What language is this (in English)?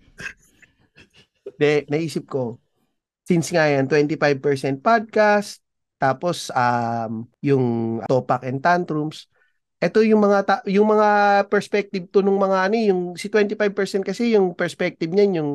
Filipino